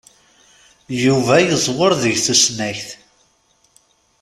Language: Kabyle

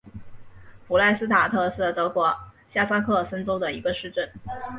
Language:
Chinese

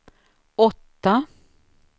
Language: Swedish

